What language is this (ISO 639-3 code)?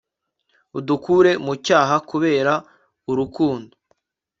kin